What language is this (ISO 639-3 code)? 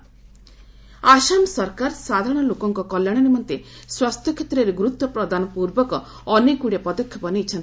ori